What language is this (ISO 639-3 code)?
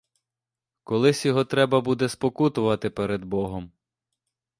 ukr